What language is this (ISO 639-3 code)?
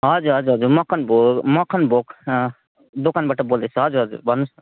nep